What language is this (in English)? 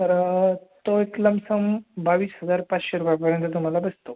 Marathi